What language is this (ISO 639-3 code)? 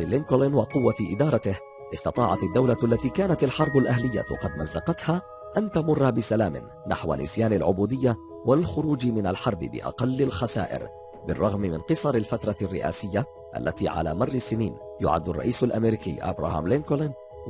ara